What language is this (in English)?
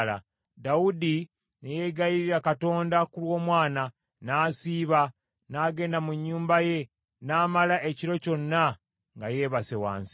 Ganda